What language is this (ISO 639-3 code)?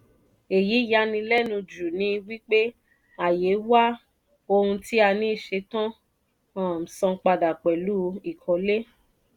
yor